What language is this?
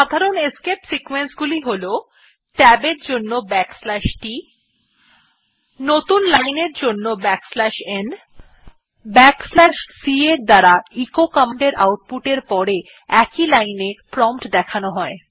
Bangla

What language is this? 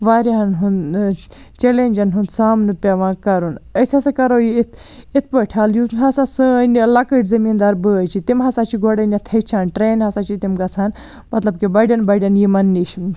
Kashmiri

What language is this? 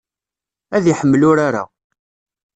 Kabyle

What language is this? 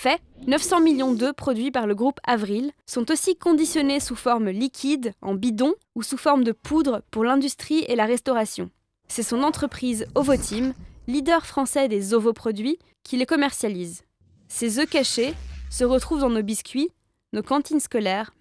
French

